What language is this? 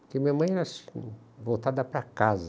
Portuguese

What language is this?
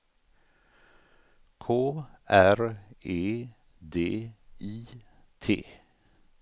Swedish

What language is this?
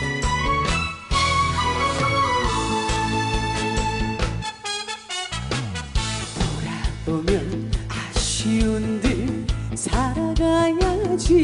Korean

